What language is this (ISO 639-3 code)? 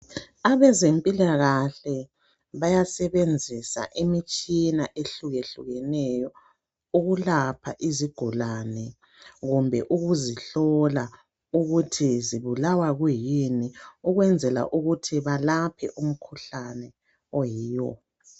nde